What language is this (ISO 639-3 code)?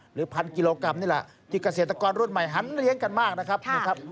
tha